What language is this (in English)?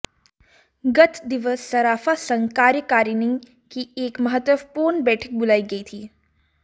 Hindi